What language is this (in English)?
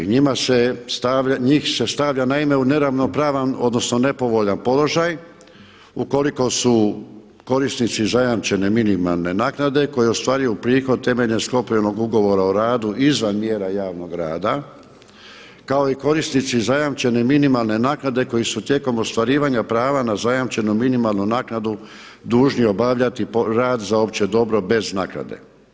Croatian